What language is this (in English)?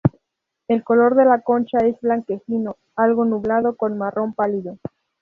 Spanish